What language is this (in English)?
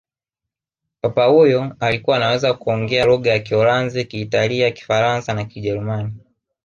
Swahili